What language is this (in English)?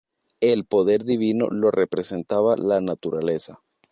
Spanish